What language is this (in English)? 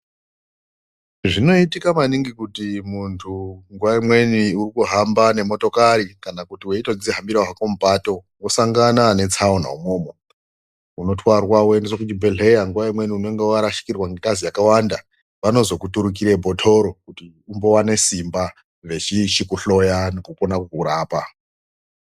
Ndau